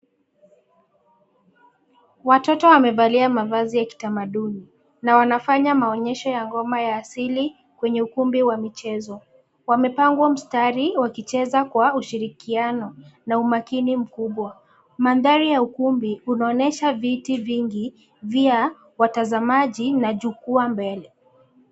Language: Swahili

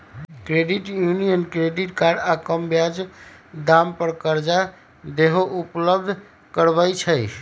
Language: Magahi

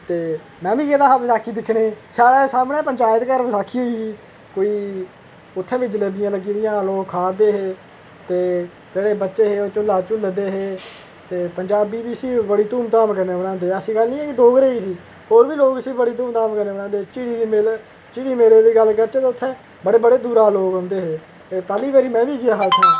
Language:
Dogri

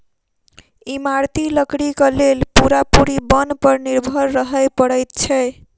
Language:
Maithili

